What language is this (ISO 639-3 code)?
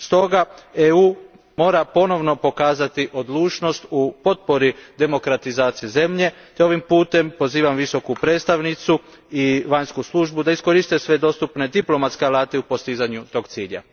hrv